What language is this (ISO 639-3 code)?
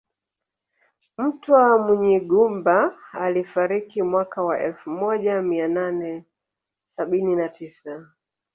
swa